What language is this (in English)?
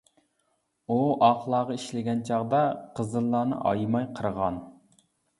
Uyghur